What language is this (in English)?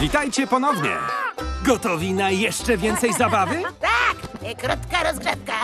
Polish